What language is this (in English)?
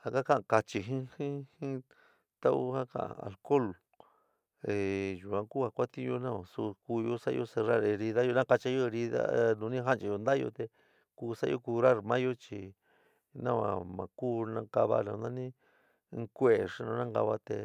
San Miguel El Grande Mixtec